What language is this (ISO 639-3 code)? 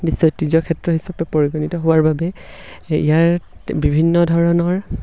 asm